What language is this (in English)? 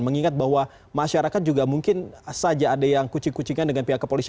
Indonesian